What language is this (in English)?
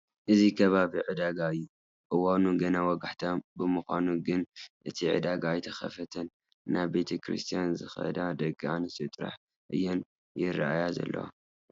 Tigrinya